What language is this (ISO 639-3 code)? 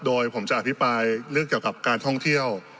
tha